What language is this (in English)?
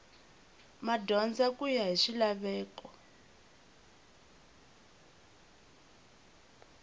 Tsonga